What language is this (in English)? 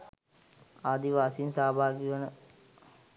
Sinhala